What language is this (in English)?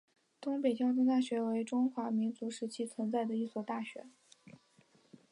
Chinese